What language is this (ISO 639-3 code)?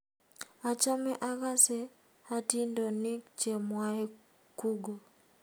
kln